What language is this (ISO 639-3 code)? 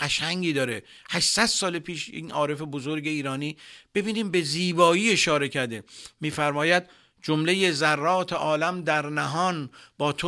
fas